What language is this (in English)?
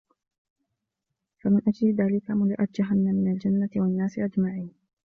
Arabic